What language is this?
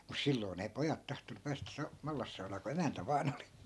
Finnish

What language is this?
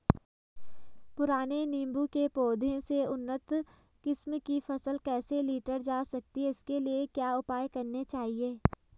Hindi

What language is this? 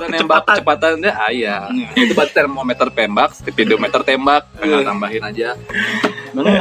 Indonesian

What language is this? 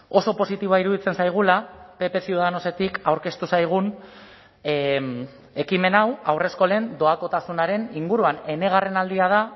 Basque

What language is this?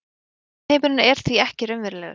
Icelandic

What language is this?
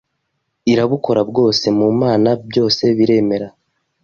Kinyarwanda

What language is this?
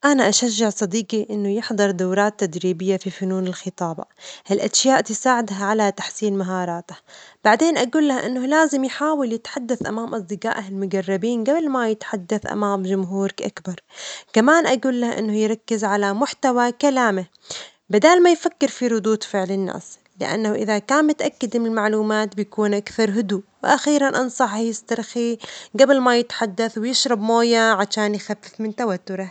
Omani Arabic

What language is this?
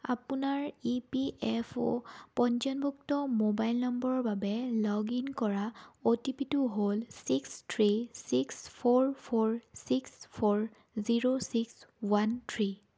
Assamese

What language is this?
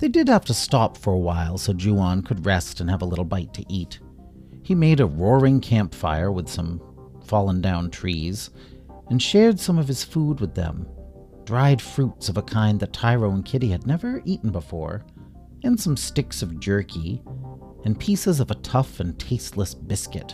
English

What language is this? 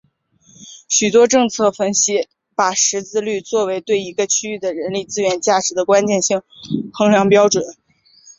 Chinese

